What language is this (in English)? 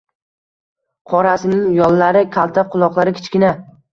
Uzbek